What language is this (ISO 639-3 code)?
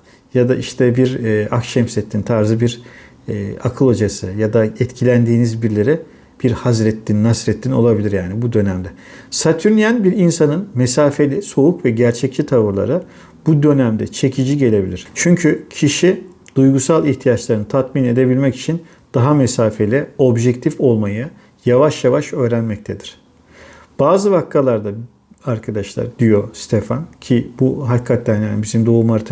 tur